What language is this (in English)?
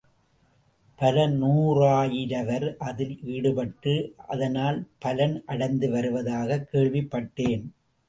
Tamil